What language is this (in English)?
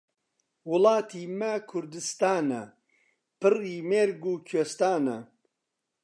Central Kurdish